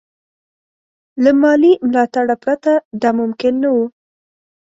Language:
Pashto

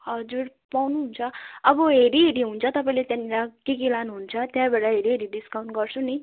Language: Nepali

